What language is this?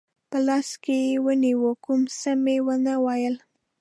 Pashto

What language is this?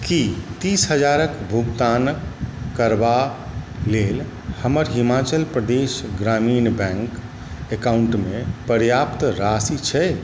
Maithili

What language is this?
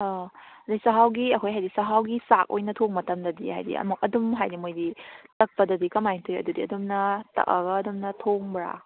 Manipuri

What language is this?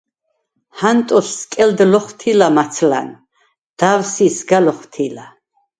Svan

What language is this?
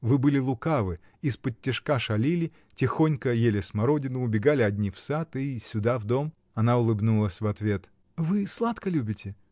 Russian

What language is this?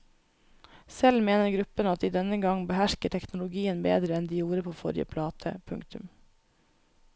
Norwegian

